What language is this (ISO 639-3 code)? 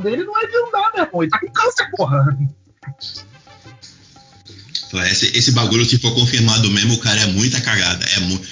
por